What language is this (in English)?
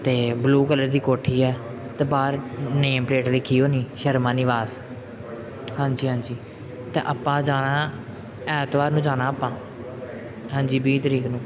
Punjabi